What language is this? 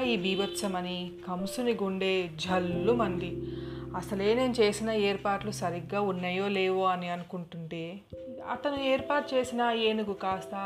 Telugu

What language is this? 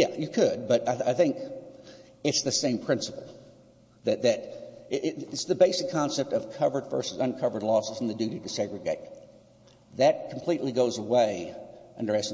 English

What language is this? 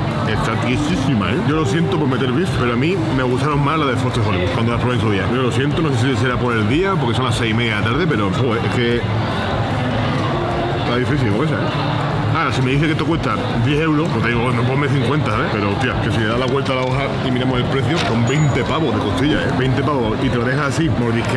Spanish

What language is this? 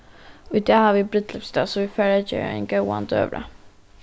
Faroese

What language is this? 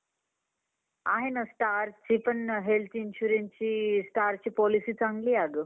Marathi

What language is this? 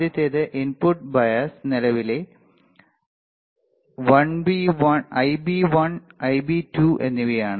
Malayalam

